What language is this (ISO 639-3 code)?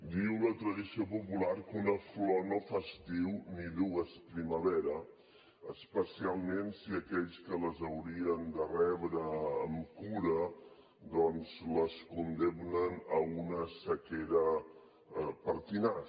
cat